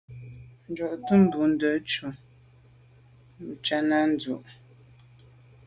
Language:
Medumba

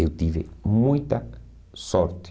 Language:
Portuguese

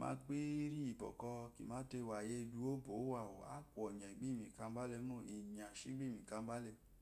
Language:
Eloyi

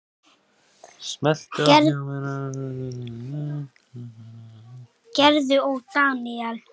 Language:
Icelandic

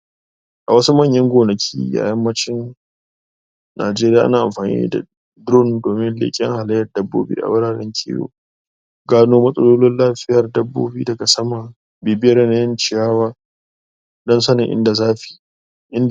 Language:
Hausa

